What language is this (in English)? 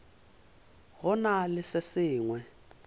Northern Sotho